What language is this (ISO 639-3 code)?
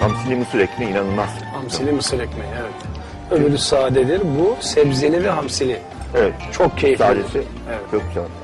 tur